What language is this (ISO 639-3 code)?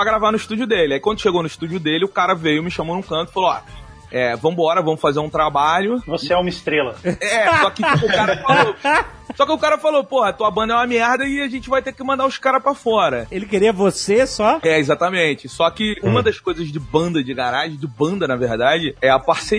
por